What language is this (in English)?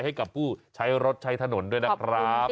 Thai